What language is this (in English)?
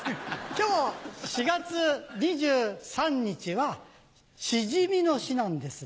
Japanese